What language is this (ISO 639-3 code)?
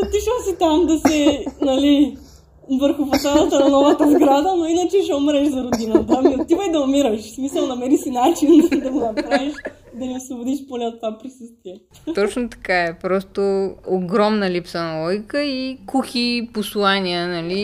bul